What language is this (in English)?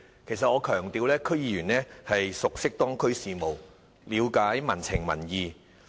Cantonese